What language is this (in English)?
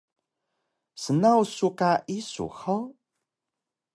Taroko